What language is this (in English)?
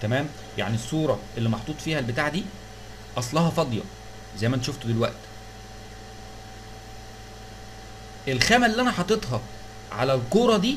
Arabic